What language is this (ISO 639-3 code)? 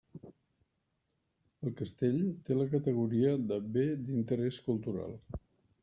cat